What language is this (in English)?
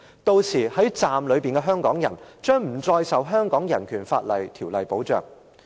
Cantonese